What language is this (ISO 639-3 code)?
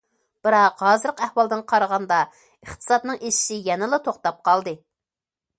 uig